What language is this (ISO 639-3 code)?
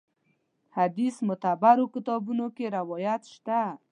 pus